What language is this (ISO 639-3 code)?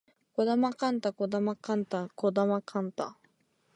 jpn